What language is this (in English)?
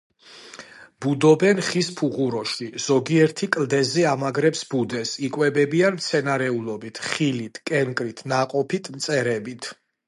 Georgian